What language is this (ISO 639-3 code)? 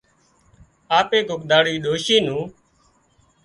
kxp